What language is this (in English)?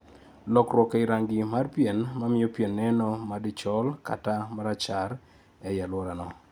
Luo (Kenya and Tanzania)